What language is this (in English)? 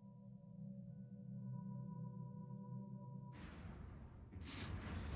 German